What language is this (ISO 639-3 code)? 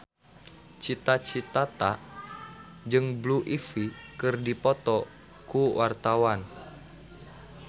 sun